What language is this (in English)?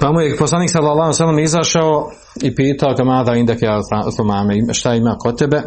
Croatian